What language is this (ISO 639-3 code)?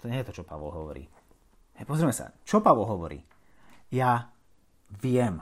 slk